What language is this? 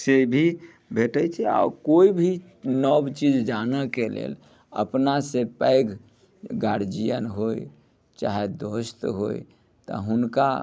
Maithili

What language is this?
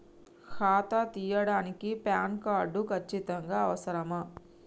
Telugu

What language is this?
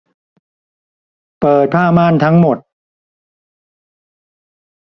Thai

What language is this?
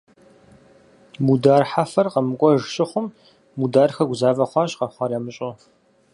Kabardian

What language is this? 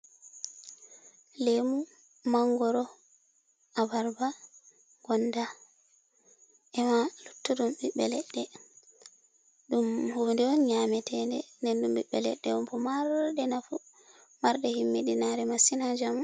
Fula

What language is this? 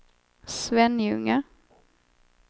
Swedish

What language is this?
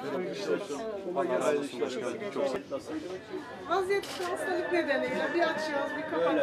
Turkish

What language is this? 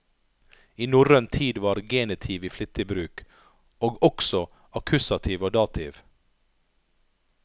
Norwegian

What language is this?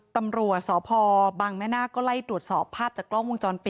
Thai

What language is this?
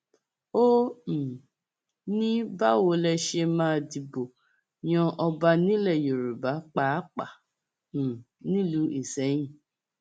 Yoruba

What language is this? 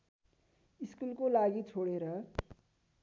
Nepali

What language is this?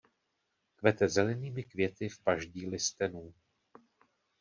Czech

